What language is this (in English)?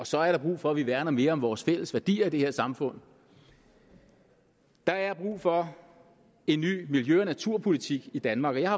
Danish